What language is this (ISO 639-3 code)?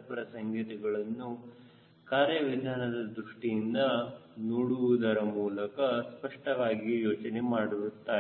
kan